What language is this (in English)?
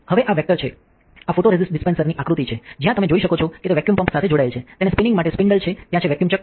Gujarati